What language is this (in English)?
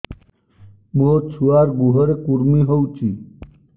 Odia